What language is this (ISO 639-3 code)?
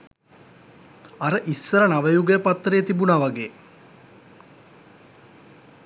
sin